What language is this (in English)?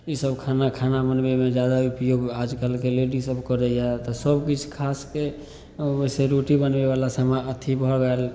Maithili